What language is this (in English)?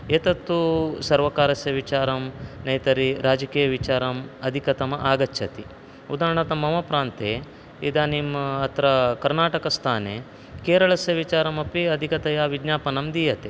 Sanskrit